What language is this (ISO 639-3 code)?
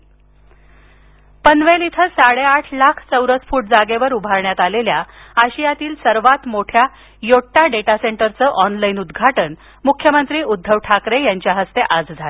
mar